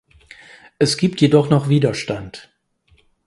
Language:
German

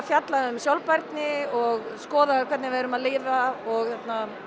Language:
Icelandic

